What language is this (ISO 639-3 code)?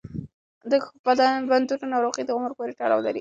pus